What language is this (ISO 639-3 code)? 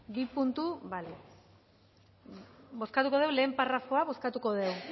eus